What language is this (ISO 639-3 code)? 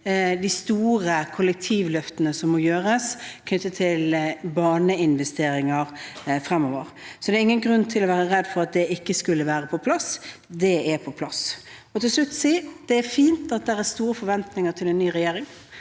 nor